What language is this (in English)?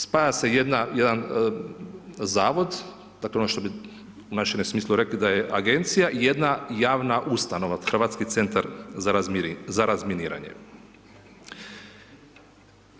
Croatian